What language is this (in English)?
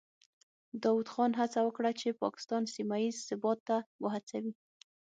Pashto